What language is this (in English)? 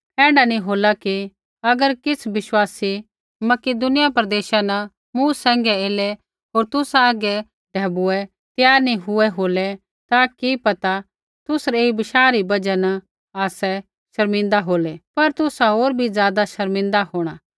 Kullu Pahari